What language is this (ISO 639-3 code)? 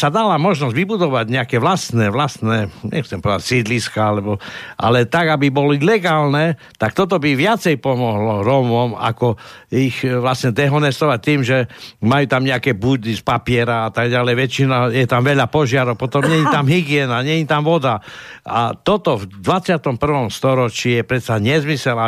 slk